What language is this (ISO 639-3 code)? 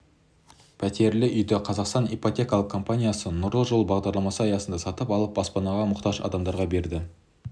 kaz